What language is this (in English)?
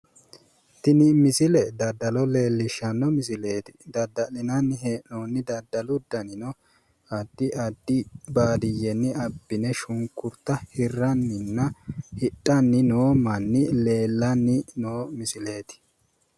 Sidamo